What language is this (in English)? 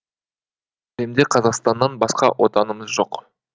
Kazakh